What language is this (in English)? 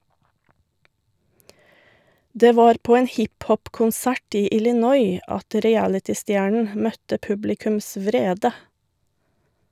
Norwegian